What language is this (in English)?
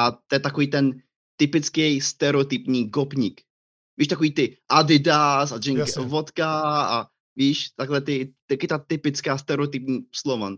Czech